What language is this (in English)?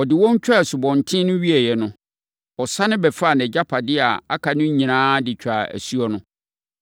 Akan